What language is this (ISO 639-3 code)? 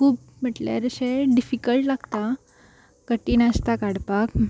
kok